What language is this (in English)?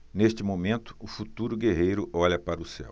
Portuguese